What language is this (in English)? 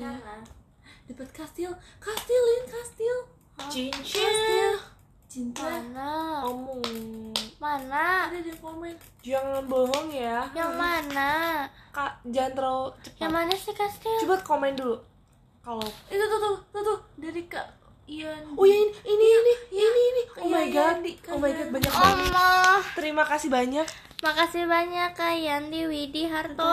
Indonesian